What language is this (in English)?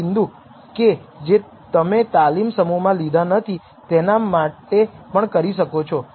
Gujarati